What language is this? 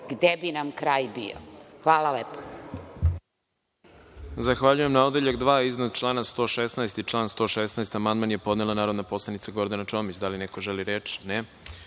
Serbian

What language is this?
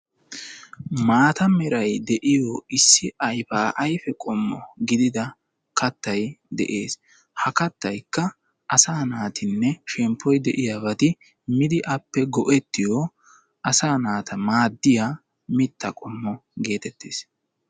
Wolaytta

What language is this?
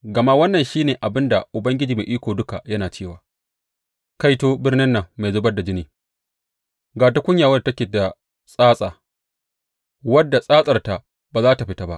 Hausa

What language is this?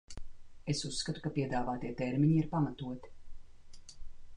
Latvian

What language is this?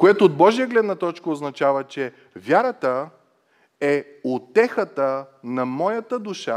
Bulgarian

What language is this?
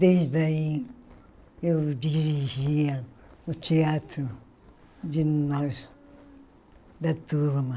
Portuguese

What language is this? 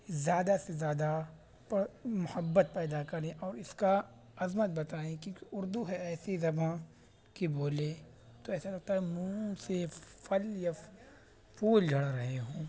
Urdu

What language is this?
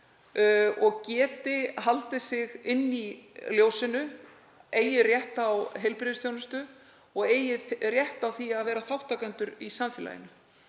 Icelandic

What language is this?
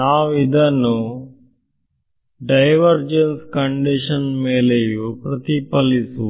Kannada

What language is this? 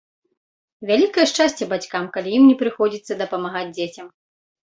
Belarusian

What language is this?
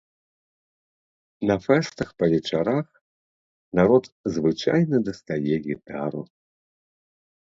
Belarusian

